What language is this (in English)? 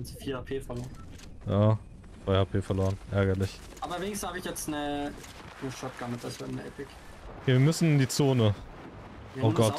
German